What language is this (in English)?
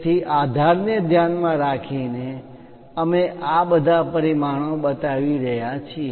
Gujarati